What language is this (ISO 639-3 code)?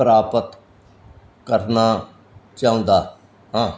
pan